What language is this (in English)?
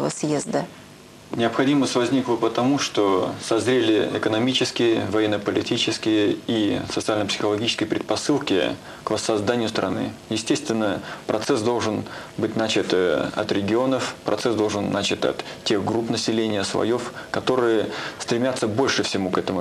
Russian